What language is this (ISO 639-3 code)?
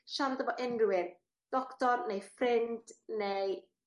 cym